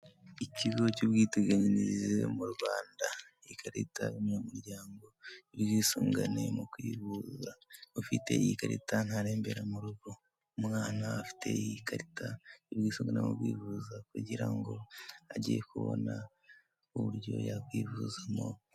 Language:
Kinyarwanda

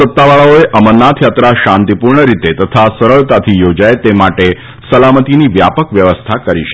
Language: Gujarati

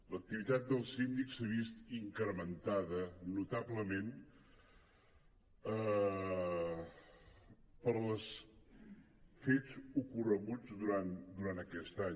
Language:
Catalan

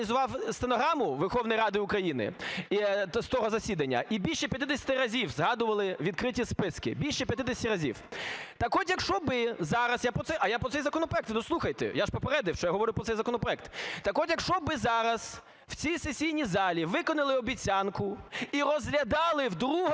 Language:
Ukrainian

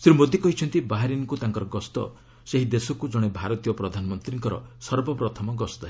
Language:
Odia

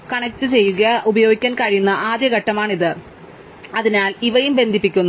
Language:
Malayalam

